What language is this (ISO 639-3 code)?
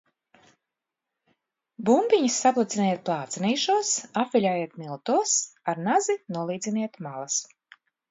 lav